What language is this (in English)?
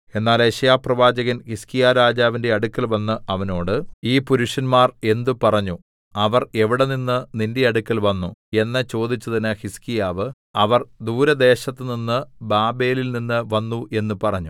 Malayalam